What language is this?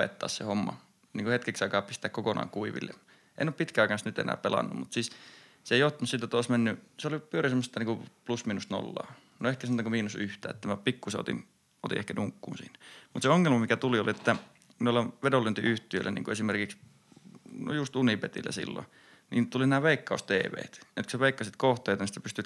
Finnish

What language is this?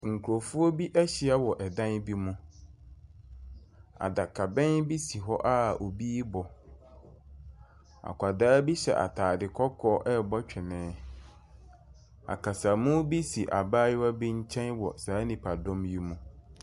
Akan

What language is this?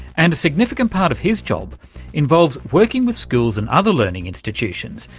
English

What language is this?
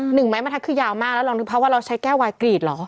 Thai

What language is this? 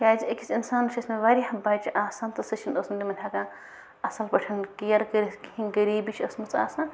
Kashmiri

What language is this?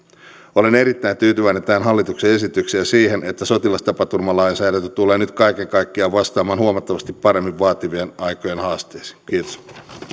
Finnish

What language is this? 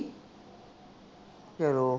Punjabi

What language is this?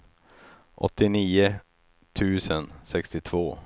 Swedish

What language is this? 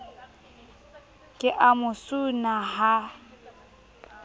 Southern Sotho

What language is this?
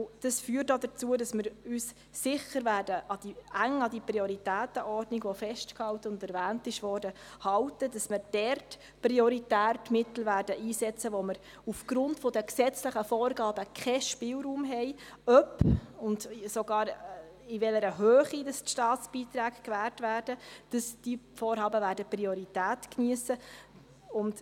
Swiss German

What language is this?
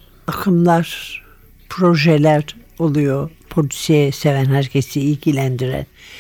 Turkish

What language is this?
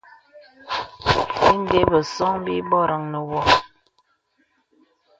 Bebele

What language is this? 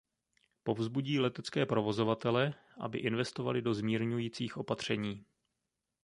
Czech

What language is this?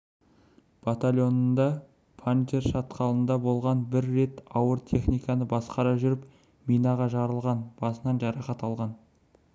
Kazakh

